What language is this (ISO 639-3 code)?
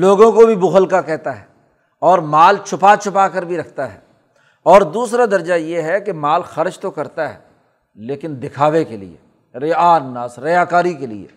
urd